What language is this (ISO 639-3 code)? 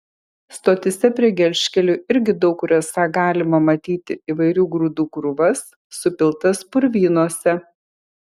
lit